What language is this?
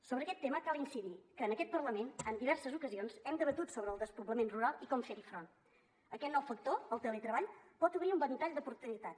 Catalan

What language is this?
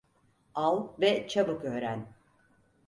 Turkish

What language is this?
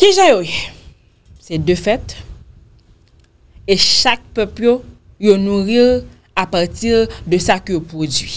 French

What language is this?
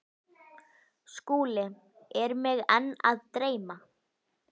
Icelandic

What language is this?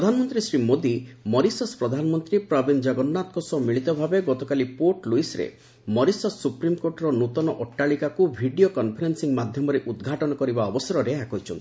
Odia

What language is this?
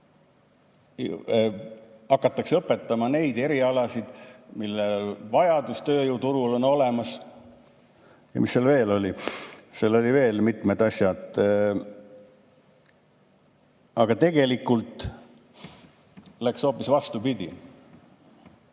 Estonian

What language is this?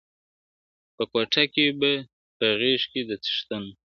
Pashto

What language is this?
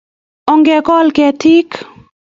Kalenjin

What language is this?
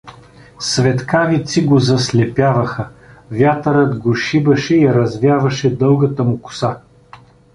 Bulgarian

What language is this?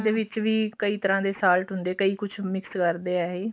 Punjabi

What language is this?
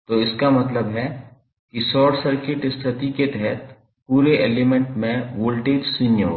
Hindi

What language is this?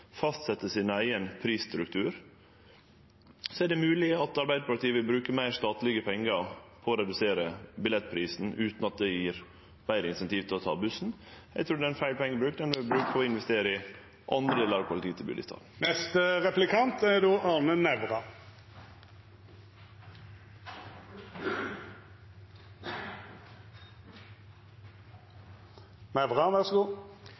Norwegian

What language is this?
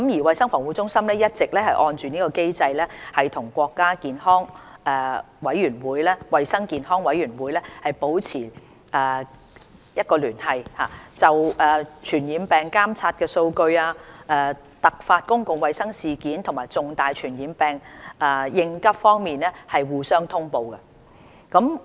Cantonese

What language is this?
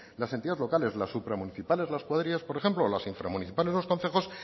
Spanish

